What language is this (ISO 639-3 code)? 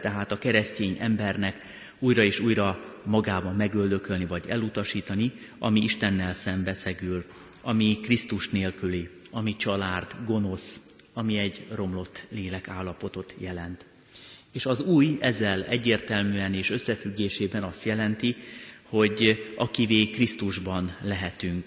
hun